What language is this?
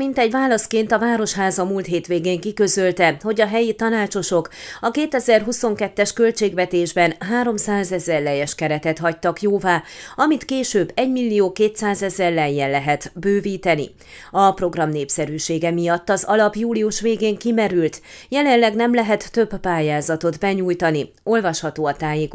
Hungarian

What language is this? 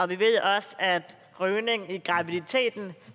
Danish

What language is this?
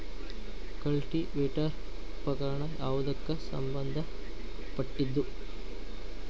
Kannada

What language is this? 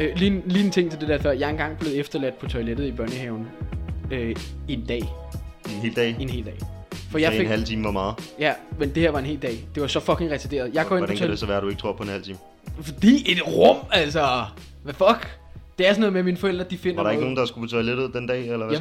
Danish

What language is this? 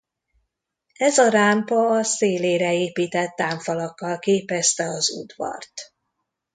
Hungarian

